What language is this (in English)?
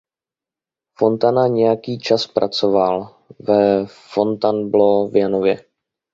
Czech